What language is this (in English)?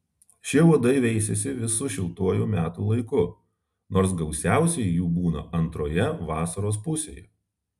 Lithuanian